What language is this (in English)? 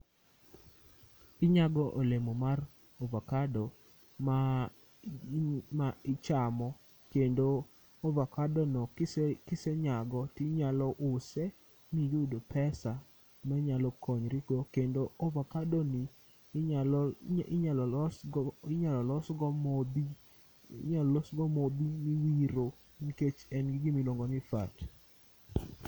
Luo (Kenya and Tanzania)